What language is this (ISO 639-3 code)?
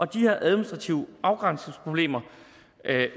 dan